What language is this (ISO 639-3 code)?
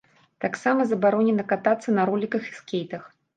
bel